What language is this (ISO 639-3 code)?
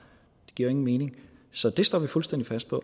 dan